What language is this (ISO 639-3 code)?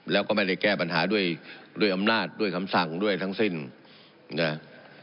tha